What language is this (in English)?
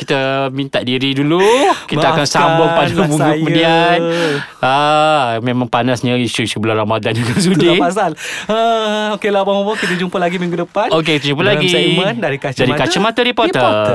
Malay